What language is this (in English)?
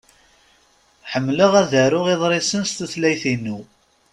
Kabyle